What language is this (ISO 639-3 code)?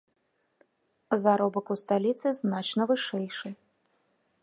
bel